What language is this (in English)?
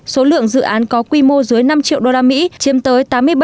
Vietnamese